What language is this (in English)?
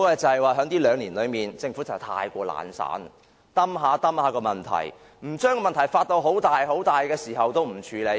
Cantonese